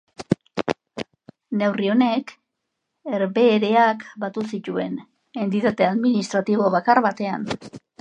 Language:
Basque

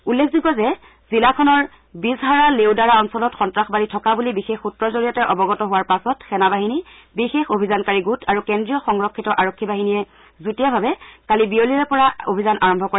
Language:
Assamese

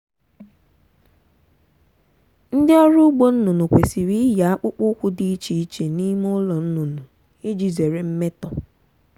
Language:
Igbo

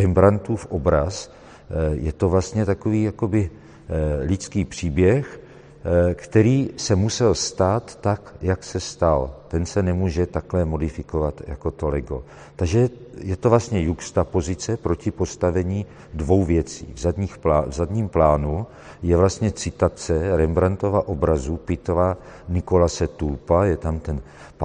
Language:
Czech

